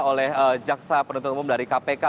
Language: Indonesian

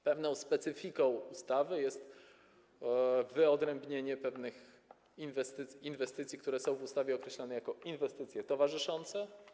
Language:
Polish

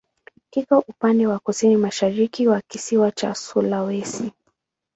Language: Swahili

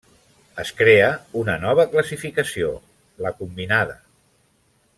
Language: Catalan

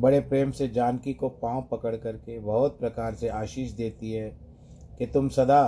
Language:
Hindi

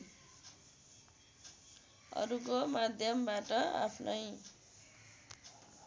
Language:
Nepali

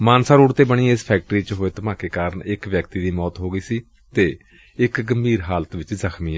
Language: Punjabi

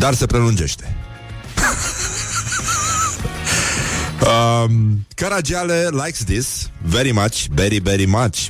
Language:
Romanian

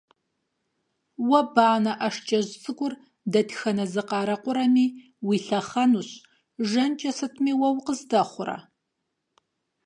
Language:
Kabardian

